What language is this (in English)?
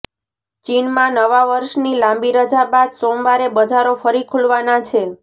Gujarati